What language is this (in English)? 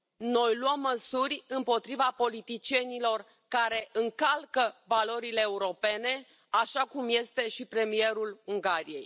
Romanian